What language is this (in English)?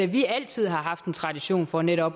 Danish